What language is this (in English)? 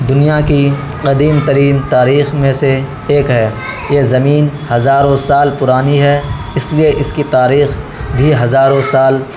Urdu